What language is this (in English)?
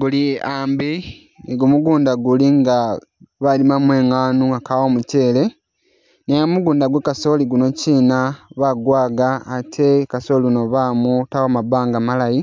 Masaaba